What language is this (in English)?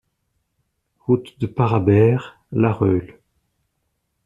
French